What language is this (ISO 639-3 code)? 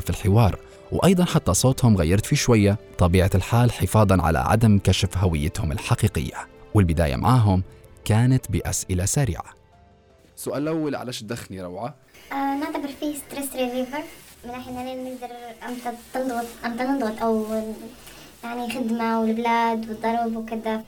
ara